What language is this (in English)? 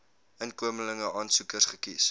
Afrikaans